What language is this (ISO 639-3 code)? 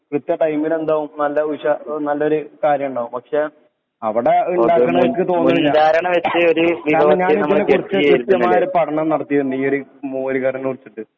mal